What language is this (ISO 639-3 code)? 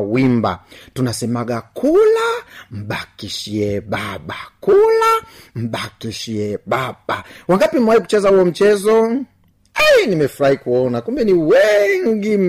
swa